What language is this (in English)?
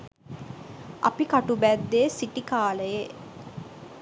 Sinhala